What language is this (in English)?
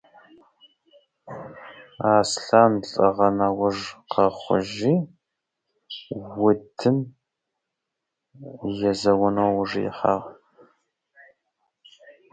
Russian